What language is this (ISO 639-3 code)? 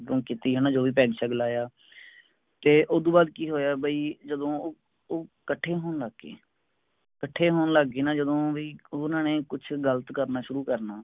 pan